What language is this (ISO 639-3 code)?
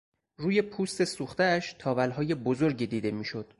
fas